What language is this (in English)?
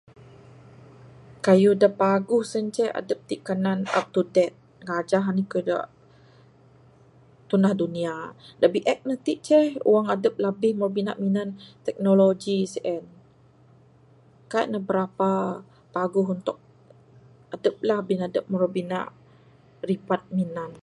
Bukar-Sadung Bidayuh